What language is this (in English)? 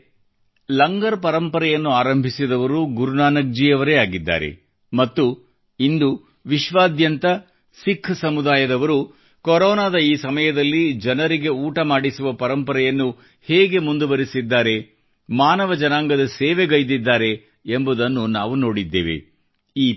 Kannada